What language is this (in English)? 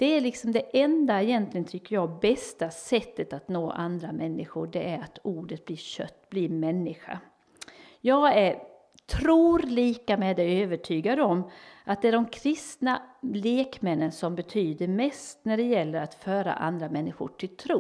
Swedish